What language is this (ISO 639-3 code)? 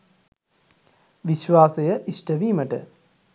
sin